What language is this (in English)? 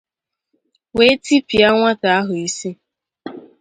Igbo